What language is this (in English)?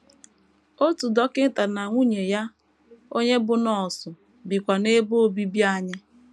Igbo